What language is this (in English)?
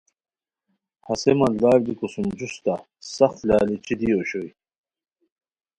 Khowar